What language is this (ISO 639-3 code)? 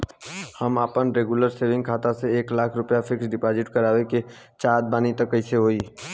bho